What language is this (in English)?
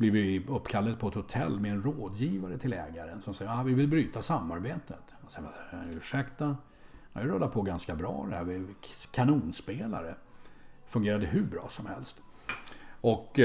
Swedish